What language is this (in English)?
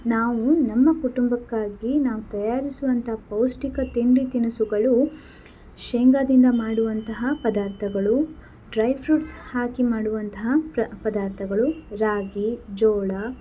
Kannada